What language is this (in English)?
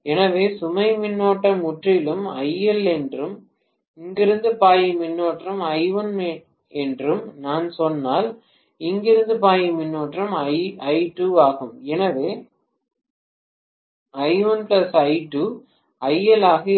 Tamil